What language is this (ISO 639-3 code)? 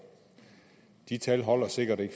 dan